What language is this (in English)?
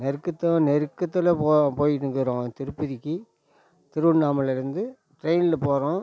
Tamil